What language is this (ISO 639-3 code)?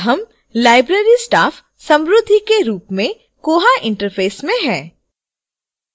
hin